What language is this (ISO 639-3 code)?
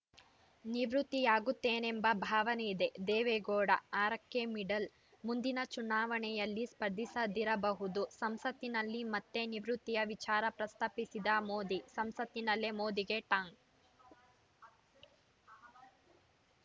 kan